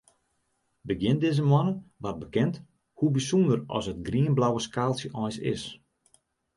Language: Western Frisian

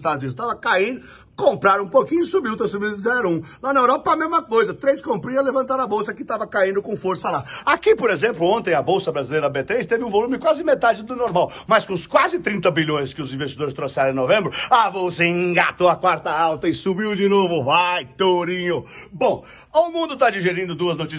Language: Portuguese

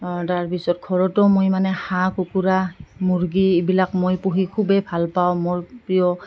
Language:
Assamese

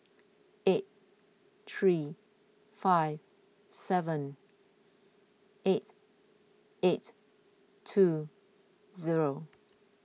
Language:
English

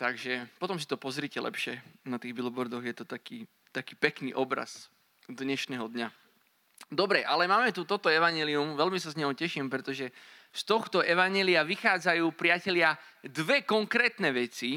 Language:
Slovak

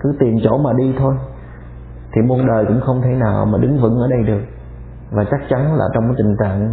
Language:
Vietnamese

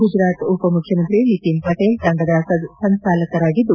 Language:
Kannada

